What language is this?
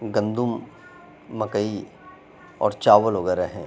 Urdu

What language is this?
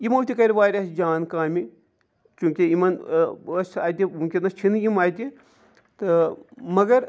Kashmiri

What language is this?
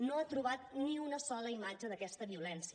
Catalan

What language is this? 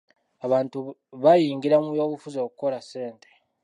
Ganda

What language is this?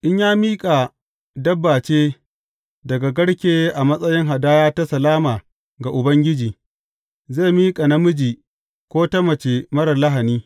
Hausa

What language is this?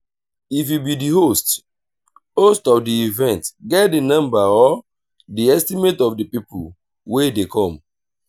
Nigerian Pidgin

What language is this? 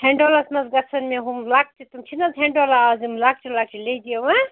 Kashmiri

